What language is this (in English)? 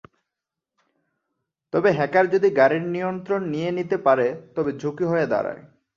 Bangla